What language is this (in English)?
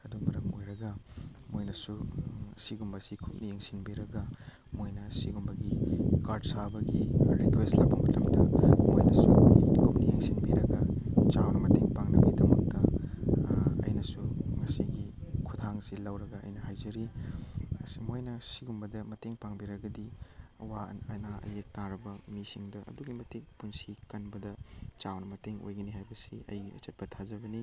Manipuri